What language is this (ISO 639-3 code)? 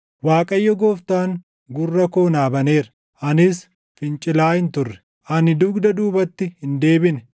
orm